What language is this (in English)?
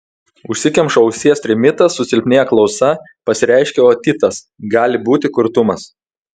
Lithuanian